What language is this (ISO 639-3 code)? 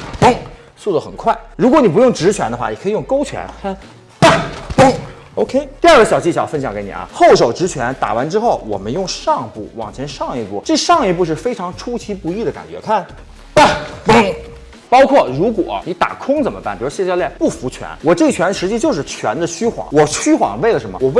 zho